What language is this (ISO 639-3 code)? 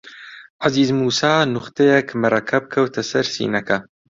ckb